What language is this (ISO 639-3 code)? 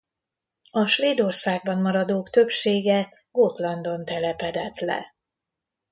hun